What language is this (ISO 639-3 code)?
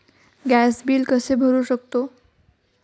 mar